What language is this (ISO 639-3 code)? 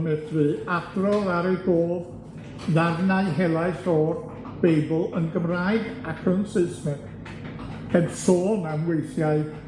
cym